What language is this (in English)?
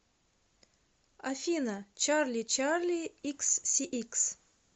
Russian